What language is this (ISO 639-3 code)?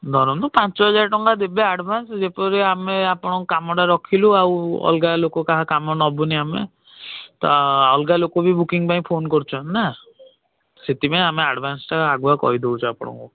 ori